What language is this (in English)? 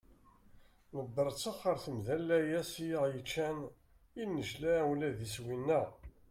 Kabyle